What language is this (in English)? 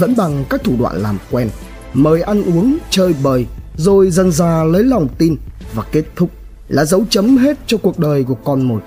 Vietnamese